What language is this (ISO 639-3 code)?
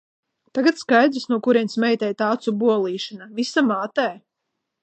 lav